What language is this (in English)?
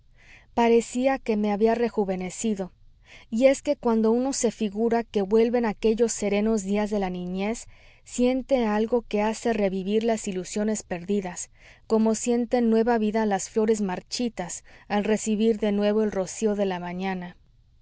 Spanish